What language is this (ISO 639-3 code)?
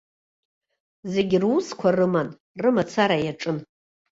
abk